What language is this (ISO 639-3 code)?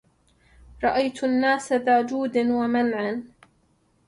ara